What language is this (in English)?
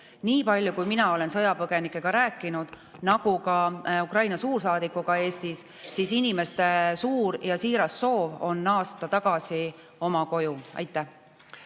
Estonian